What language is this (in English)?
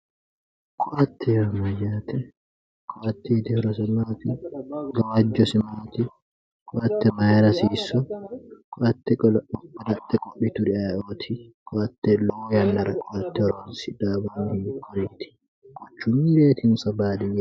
Sidamo